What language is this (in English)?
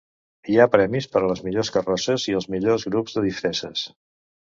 Catalan